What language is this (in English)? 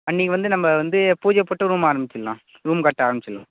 Tamil